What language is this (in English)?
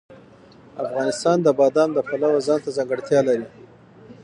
Pashto